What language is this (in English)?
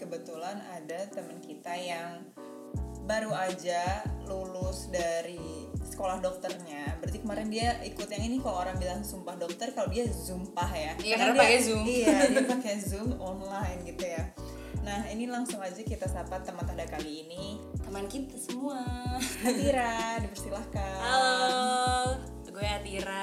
Indonesian